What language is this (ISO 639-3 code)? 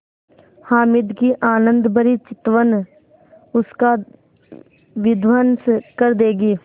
hin